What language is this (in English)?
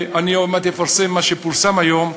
Hebrew